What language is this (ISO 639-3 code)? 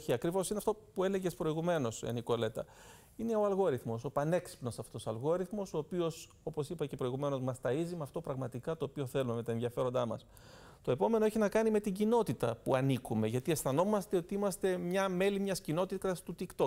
ell